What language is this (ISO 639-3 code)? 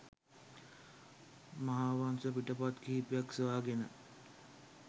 sin